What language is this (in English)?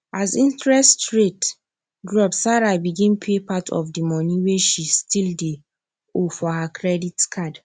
Nigerian Pidgin